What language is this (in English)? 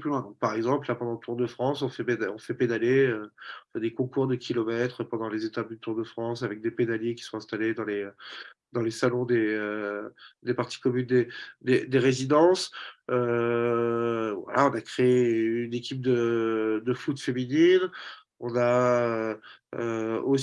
French